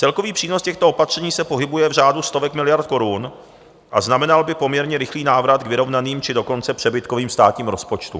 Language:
Czech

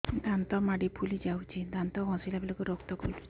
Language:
Odia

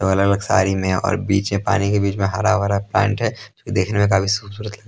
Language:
Hindi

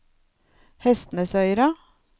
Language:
Norwegian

